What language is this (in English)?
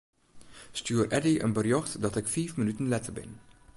Western Frisian